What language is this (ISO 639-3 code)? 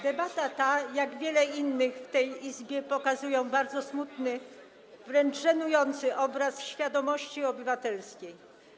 pol